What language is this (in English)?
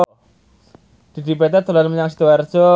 Javanese